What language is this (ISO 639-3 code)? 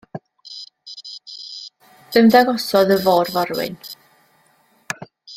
cym